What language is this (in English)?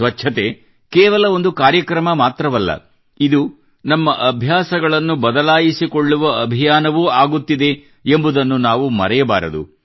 Kannada